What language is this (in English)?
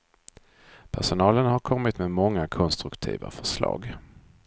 Swedish